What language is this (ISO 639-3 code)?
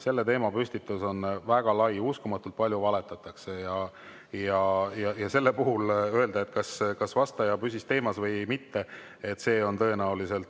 est